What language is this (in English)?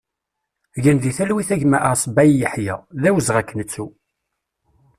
Kabyle